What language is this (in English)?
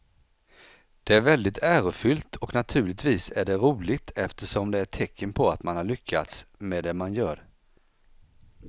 Swedish